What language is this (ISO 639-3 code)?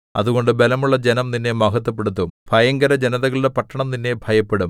mal